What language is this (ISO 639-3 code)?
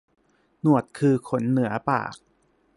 tha